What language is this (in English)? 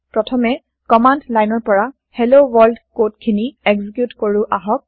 Assamese